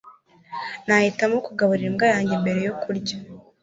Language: Kinyarwanda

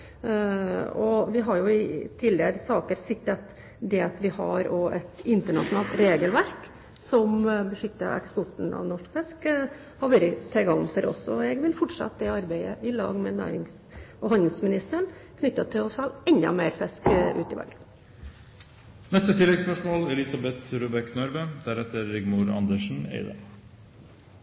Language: Norwegian Bokmål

